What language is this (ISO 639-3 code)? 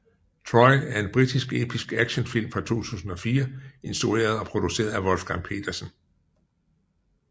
dan